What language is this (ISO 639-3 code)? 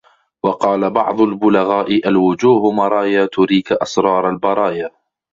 ara